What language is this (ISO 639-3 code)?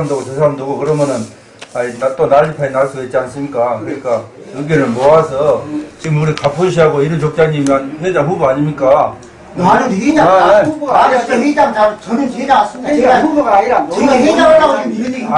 kor